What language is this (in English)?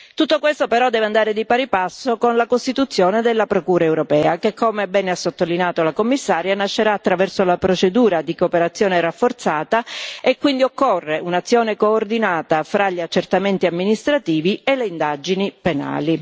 Italian